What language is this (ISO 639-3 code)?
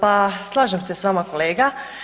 hrv